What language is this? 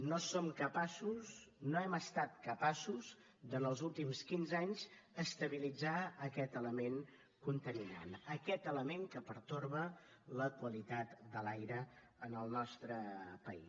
Catalan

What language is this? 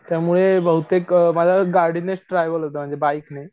Marathi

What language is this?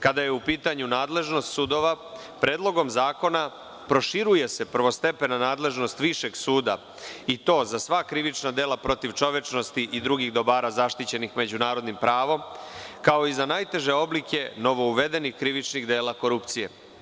Serbian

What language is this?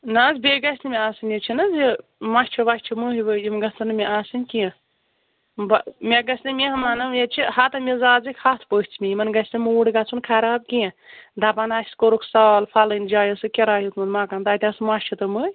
Kashmiri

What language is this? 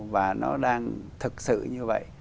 Vietnamese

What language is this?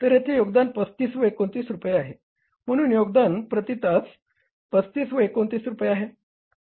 Marathi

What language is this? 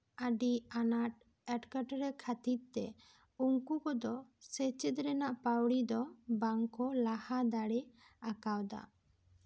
Santali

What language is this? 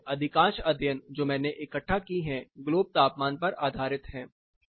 Hindi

